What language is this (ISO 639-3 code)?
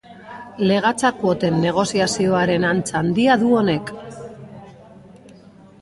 eus